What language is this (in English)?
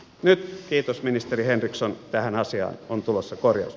Finnish